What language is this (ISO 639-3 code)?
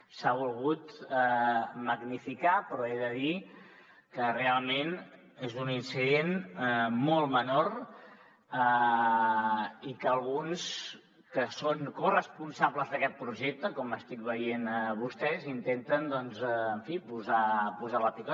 cat